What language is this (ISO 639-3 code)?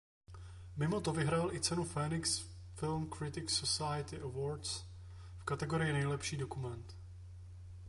ces